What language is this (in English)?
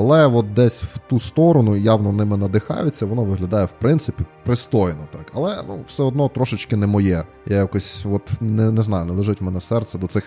Ukrainian